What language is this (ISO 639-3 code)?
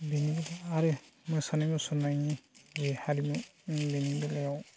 brx